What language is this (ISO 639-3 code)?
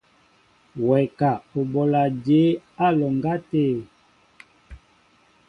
mbo